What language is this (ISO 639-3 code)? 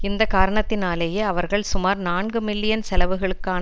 tam